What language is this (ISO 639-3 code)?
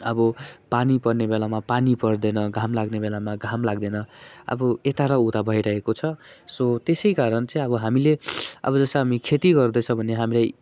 nep